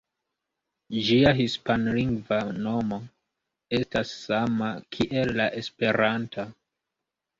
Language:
Esperanto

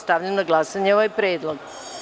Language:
Serbian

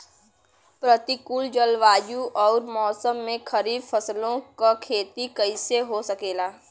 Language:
Bhojpuri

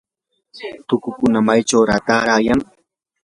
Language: Yanahuanca Pasco Quechua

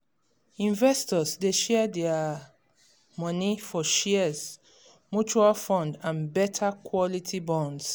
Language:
Nigerian Pidgin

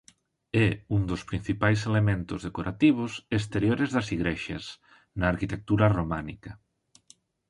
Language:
Galician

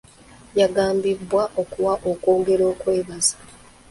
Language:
Ganda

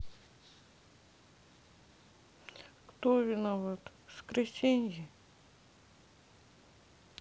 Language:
Russian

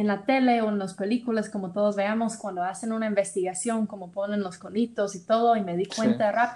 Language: Spanish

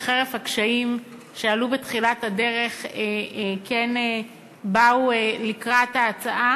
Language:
Hebrew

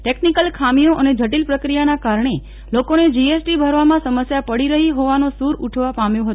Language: Gujarati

